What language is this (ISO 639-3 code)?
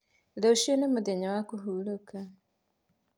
kik